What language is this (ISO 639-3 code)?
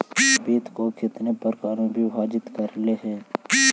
mag